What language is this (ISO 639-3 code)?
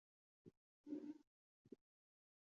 zho